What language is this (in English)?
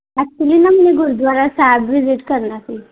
Punjabi